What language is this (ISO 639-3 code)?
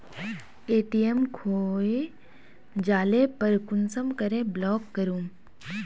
mag